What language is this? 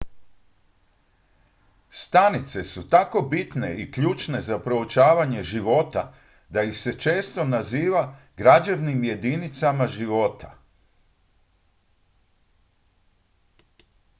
Croatian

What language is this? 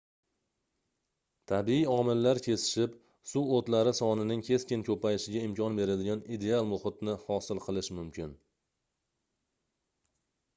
Uzbek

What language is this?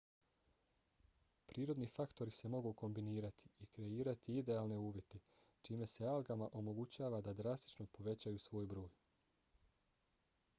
Bosnian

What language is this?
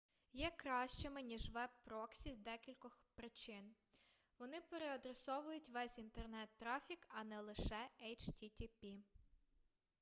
Ukrainian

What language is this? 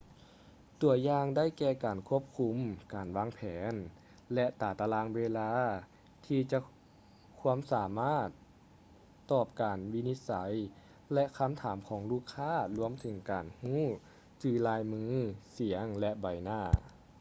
Lao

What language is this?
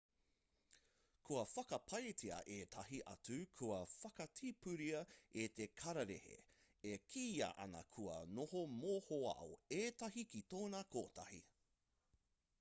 Māori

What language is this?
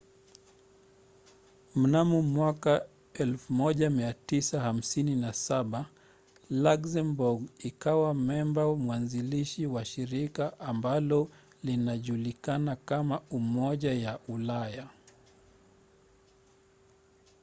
Swahili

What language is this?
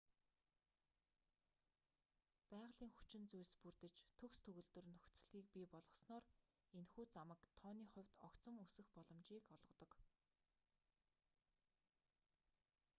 Mongolian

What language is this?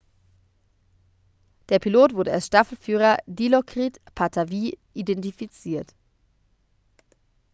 German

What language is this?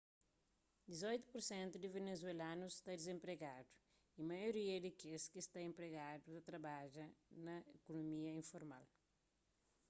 Kabuverdianu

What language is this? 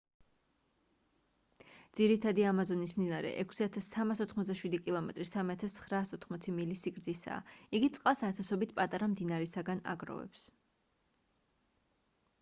Georgian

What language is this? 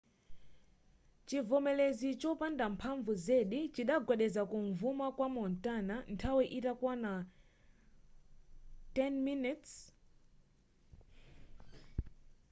Nyanja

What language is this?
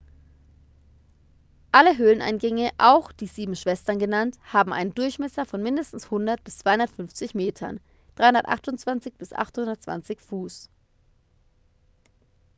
German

